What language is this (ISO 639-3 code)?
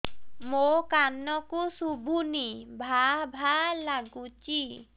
ori